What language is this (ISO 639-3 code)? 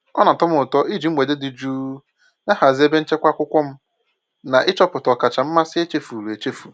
ibo